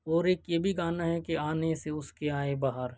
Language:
Urdu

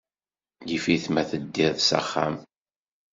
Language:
Kabyle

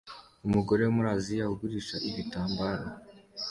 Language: Kinyarwanda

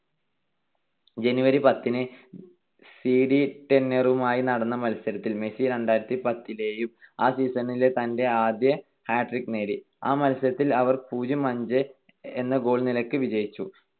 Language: Malayalam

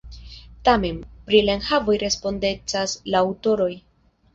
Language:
Esperanto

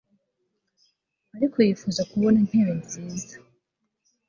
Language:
Kinyarwanda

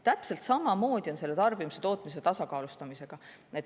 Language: Estonian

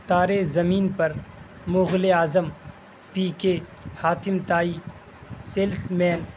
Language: Urdu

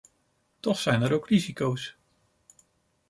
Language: Dutch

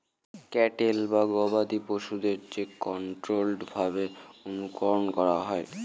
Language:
Bangla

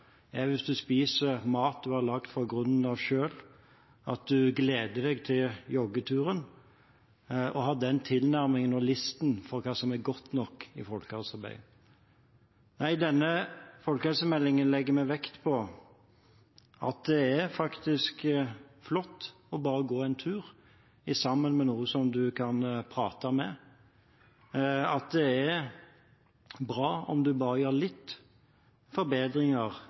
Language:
Norwegian Bokmål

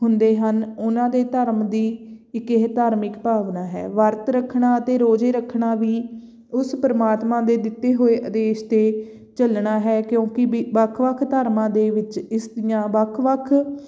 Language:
Punjabi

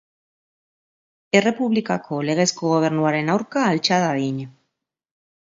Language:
Basque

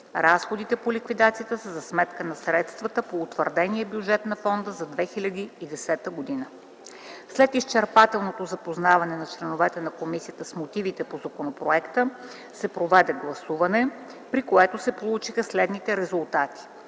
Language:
Bulgarian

